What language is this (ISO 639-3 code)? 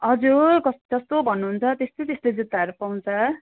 nep